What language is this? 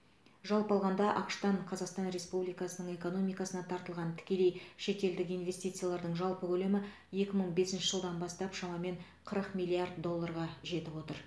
Kazakh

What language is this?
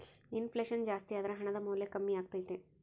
Kannada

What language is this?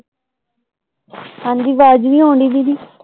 Punjabi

